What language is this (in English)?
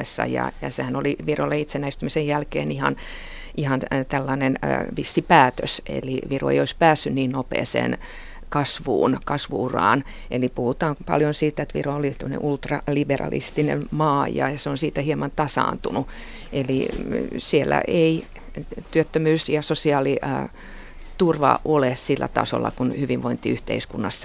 Finnish